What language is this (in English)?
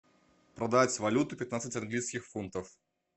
Russian